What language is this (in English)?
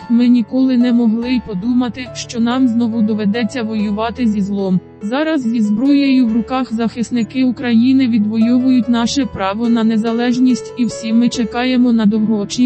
Ukrainian